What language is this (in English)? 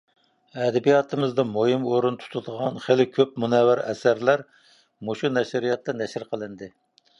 Uyghur